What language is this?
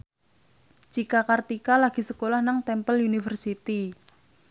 Javanese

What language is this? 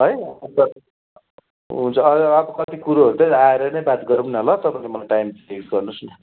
Nepali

